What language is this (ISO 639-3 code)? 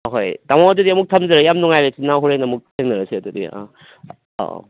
mni